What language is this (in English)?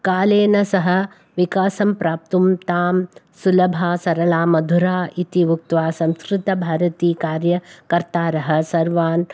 Sanskrit